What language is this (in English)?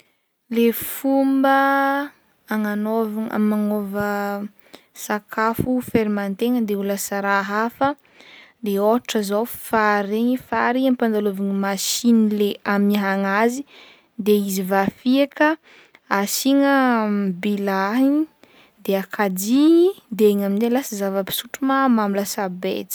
Northern Betsimisaraka Malagasy